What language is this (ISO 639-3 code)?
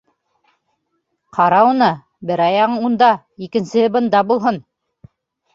bak